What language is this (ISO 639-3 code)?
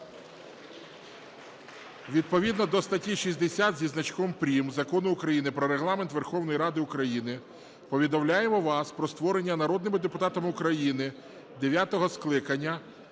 ukr